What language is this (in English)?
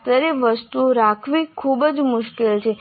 Gujarati